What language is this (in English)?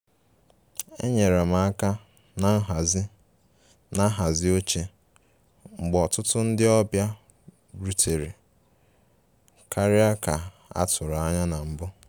Igbo